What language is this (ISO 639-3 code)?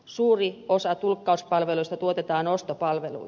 fin